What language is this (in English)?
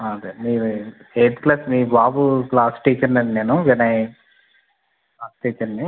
Telugu